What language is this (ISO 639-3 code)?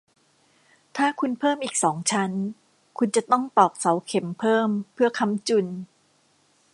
tha